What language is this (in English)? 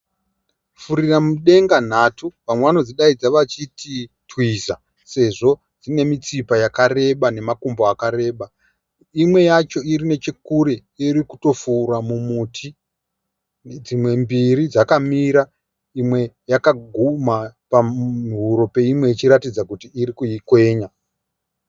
Shona